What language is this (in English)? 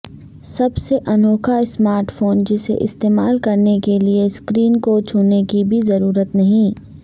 Urdu